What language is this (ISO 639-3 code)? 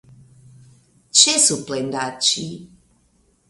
epo